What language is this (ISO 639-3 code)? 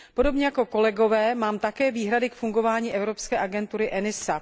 ces